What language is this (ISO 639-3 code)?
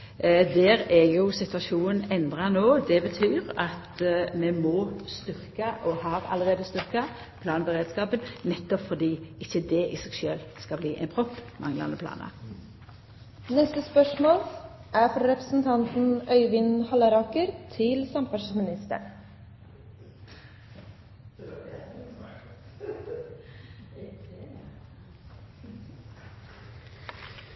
nno